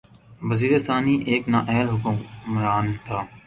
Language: Urdu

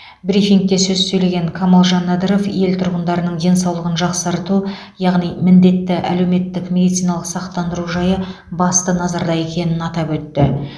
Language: Kazakh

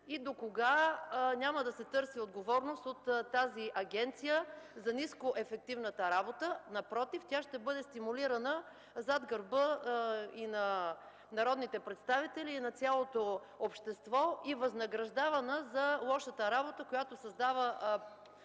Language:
Bulgarian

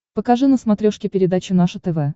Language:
Russian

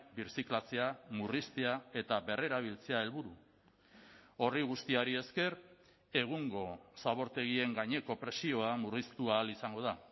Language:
Basque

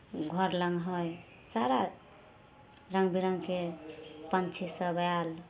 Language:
Maithili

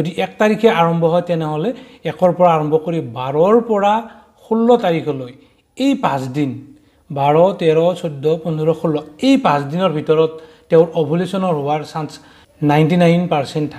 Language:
Hindi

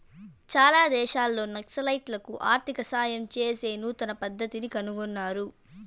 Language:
Telugu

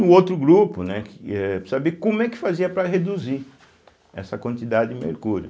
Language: Portuguese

